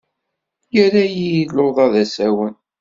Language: Kabyle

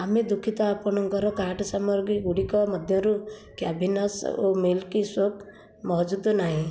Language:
Odia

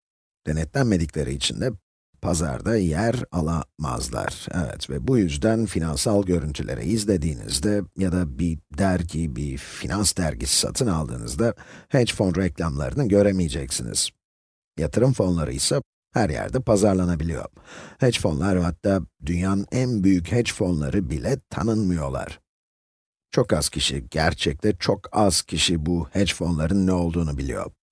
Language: Turkish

